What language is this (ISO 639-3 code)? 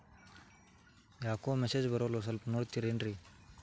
kan